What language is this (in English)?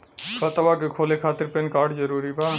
Bhojpuri